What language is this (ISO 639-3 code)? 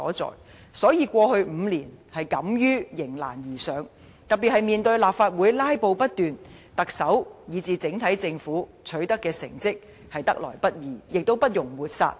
yue